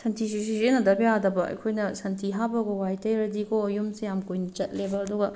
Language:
Manipuri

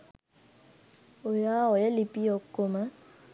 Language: Sinhala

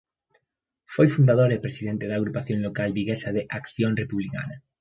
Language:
Galician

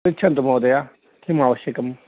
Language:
Sanskrit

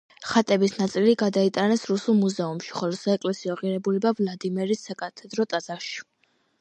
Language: Georgian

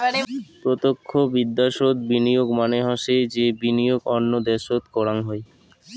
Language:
Bangla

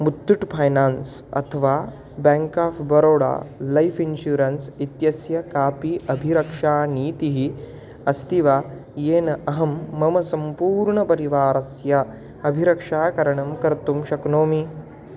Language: Sanskrit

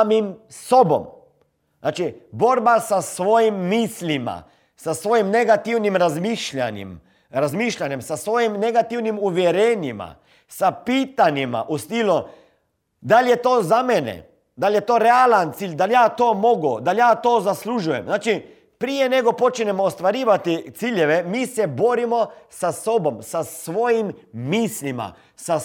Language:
Croatian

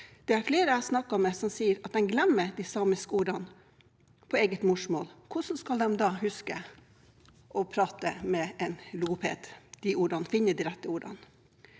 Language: Norwegian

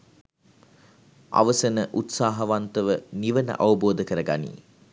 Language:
Sinhala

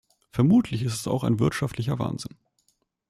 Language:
German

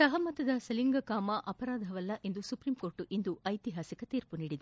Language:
Kannada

